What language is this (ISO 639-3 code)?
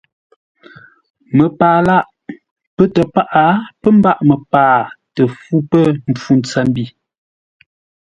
nla